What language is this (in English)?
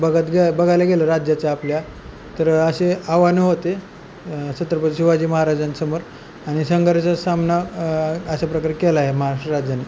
Marathi